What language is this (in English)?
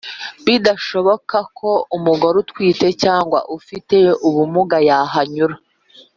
Kinyarwanda